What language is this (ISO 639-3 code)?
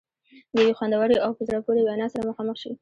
pus